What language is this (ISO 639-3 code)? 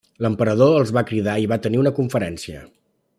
cat